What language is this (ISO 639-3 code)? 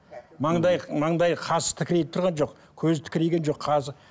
kaz